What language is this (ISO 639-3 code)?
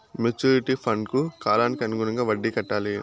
tel